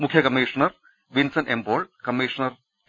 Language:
Malayalam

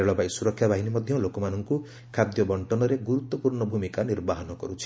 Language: Odia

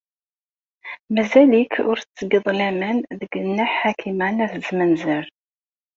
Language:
Kabyle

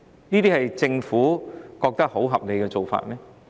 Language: Cantonese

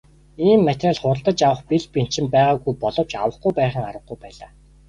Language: Mongolian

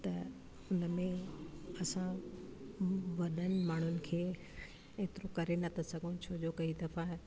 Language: Sindhi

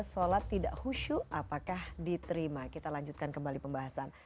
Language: Indonesian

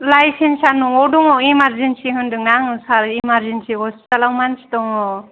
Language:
Bodo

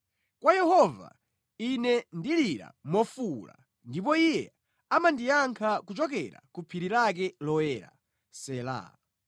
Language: Nyanja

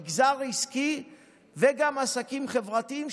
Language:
Hebrew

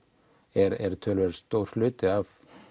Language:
Icelandic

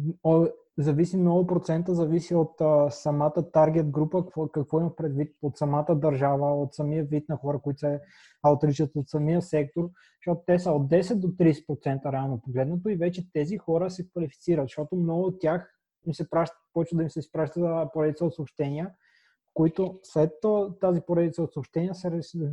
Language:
Bulgarian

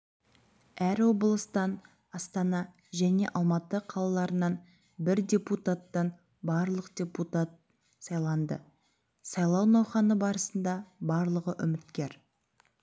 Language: Kazakh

